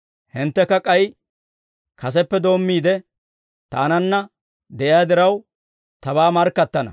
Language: Dawro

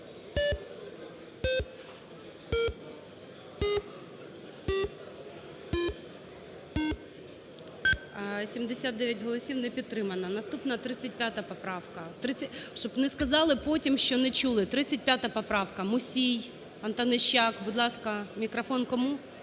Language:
Ukrainian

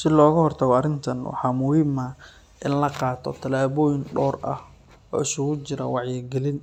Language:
Somali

